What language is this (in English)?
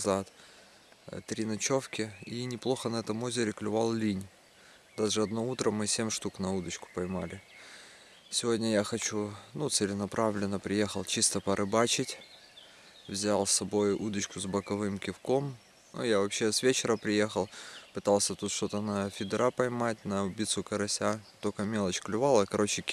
Russian